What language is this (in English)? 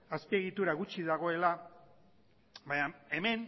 Basque